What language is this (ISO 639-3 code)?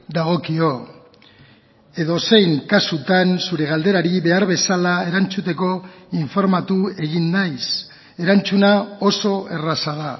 eus